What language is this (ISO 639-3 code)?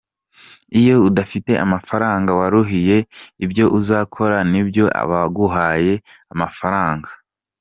kin